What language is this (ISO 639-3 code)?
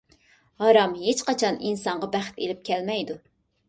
uig